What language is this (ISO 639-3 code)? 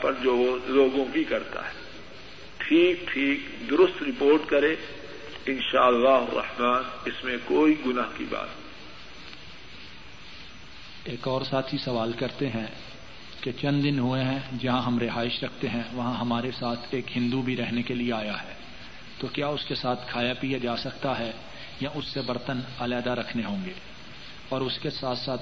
urd